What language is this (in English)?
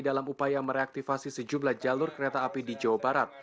Indonesian